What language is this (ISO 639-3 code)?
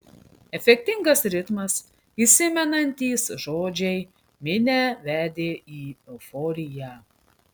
lit